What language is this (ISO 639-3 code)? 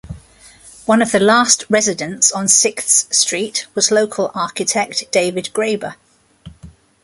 eng